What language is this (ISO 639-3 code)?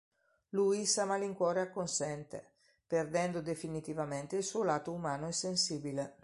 ita